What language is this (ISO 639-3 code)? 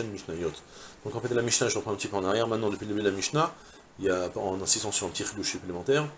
fra